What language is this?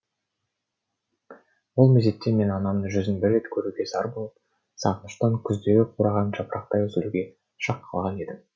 Kazakh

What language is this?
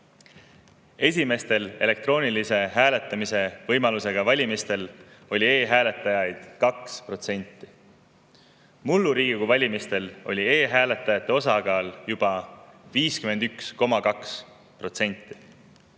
Estonian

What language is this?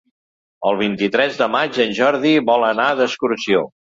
Catalan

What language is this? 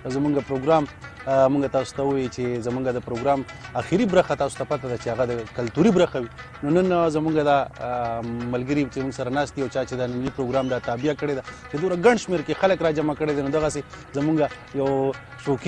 Portuguese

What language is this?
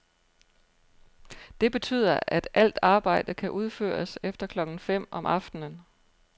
Danish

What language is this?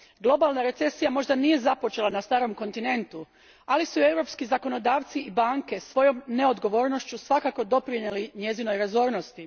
Croatian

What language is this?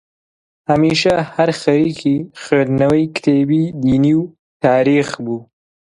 Central Kurdish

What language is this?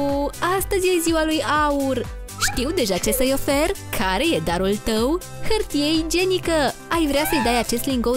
Romanian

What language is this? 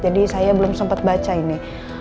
Indonesian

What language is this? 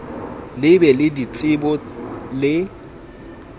Southern Sotho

